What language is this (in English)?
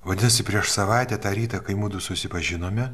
Lithuanian